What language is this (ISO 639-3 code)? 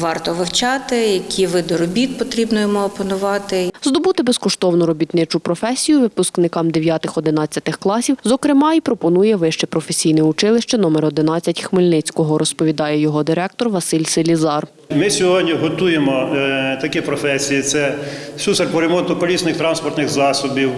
ukr